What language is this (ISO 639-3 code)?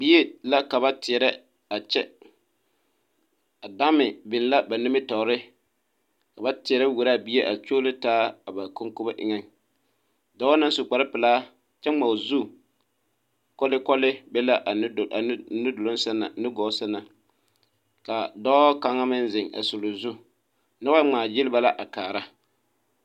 dga